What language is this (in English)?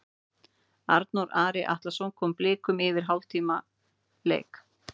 Icelandic